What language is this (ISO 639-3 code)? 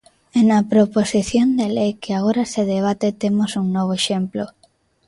glg